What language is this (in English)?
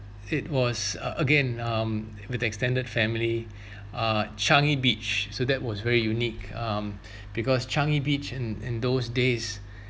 English